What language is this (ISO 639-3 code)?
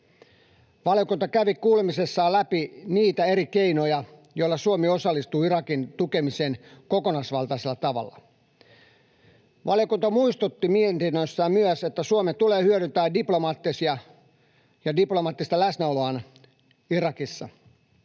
fin